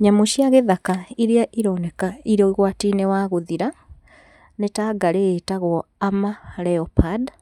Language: Kikuyu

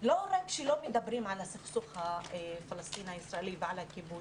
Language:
Hebrew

